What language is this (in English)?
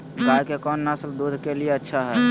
Magahi